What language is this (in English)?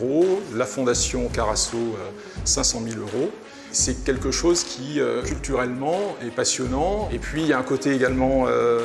French